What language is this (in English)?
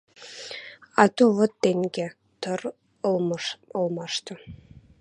Western Mari